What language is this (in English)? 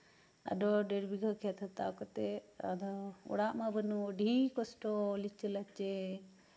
Santali